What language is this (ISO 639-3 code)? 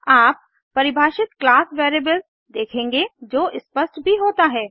hin